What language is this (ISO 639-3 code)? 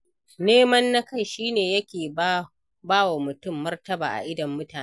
hau